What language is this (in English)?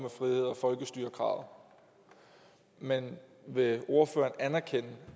Danish